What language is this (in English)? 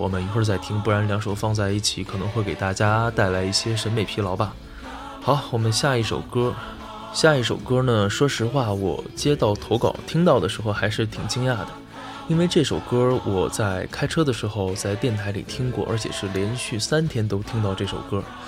Chinese